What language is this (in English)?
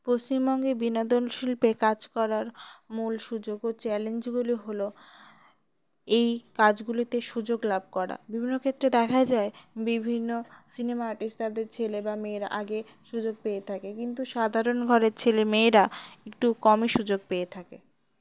Bangla